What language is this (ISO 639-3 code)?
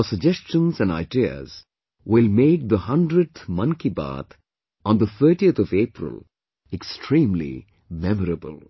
eng